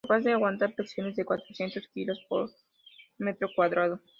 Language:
Spanish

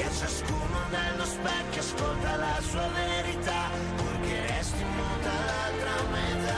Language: Italian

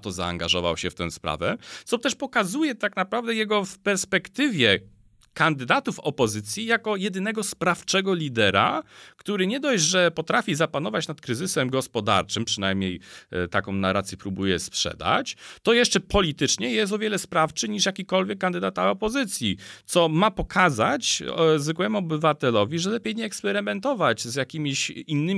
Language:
Polish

